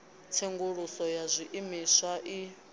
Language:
Venda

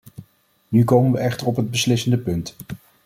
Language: Dutch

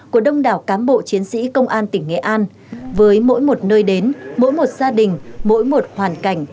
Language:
Vietnamese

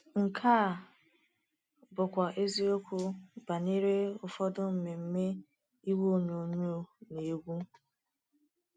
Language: Igbo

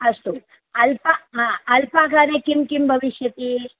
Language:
Sanskrit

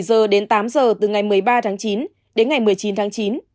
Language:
Vietnamese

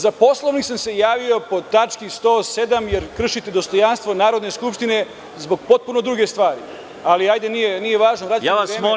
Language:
Serbian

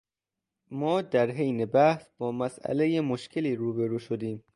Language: Persian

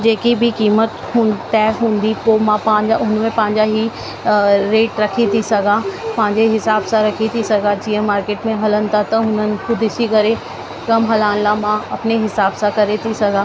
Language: Sindhi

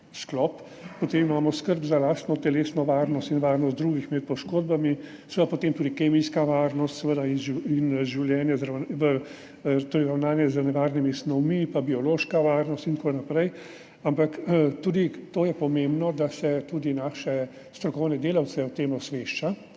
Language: Slovenian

